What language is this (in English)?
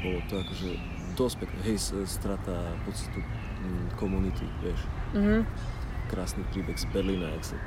Slovak